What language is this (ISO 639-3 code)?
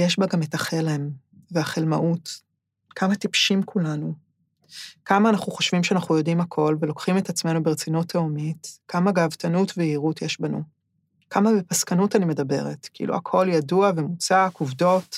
heb